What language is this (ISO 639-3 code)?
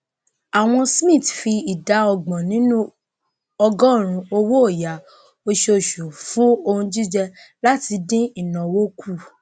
yor